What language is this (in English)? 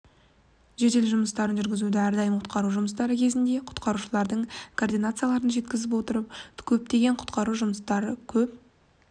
Kazakh